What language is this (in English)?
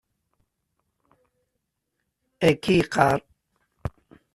Kabyle